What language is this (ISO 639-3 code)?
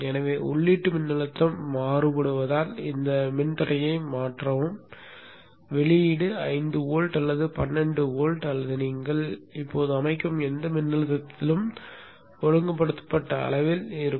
tam